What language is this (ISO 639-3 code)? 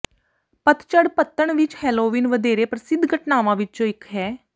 pan